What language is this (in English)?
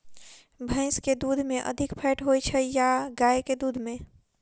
Maithili